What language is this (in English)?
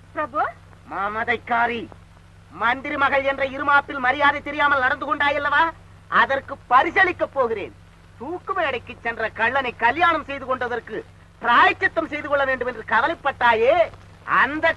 Thai